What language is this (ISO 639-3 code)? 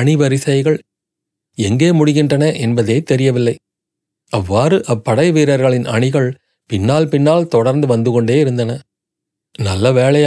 tam